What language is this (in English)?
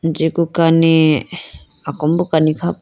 Idu-Mishmi